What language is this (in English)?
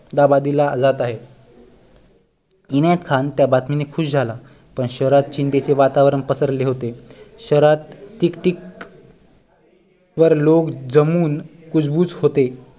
Marathi